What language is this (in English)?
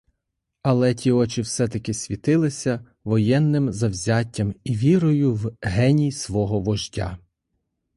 Ukrainian